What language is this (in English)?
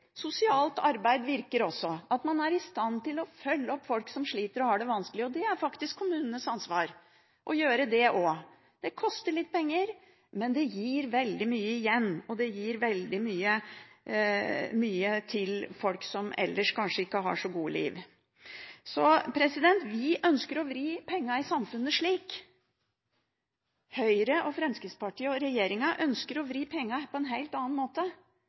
Norwegian Bokmål